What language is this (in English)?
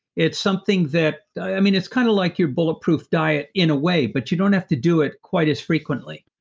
English